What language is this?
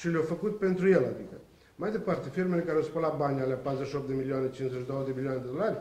Romanian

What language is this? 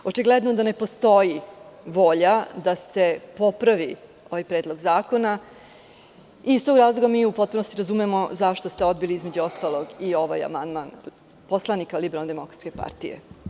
Serbian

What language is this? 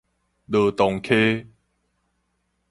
Min Nan Chinese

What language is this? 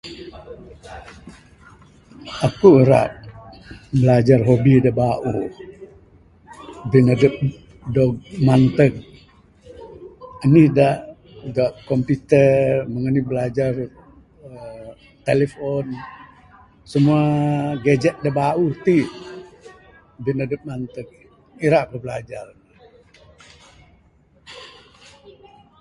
Bukar-Sadung Bidayuh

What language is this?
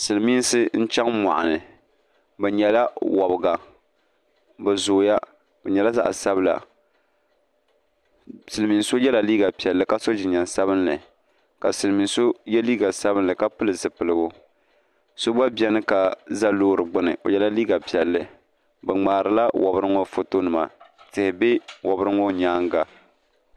Dagbani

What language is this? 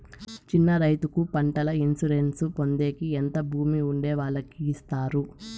Telugu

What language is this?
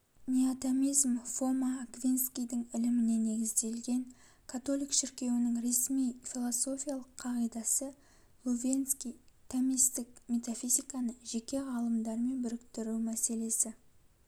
Kazakh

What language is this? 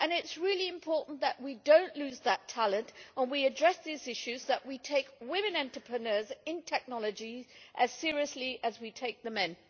English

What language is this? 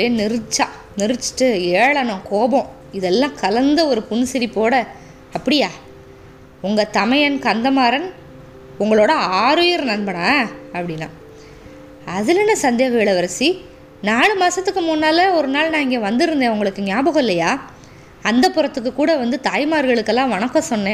Tamil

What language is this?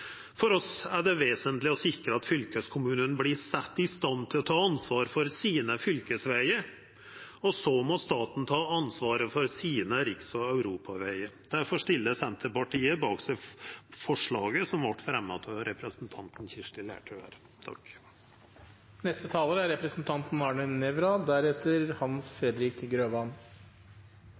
Norwegian Nynorsk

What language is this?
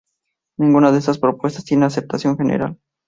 Spanish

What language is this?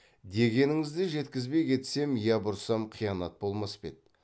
Kazakh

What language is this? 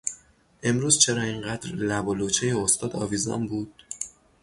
Persian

